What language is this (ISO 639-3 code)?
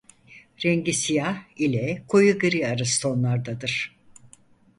tur